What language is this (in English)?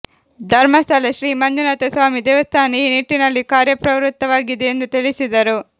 Kannada